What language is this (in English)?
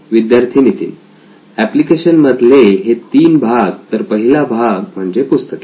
Marathi